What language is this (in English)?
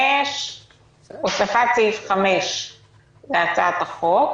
Hebrew